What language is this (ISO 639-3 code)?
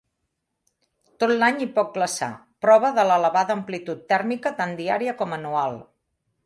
cat